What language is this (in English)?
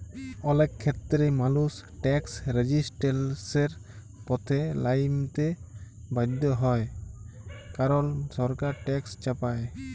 Bangla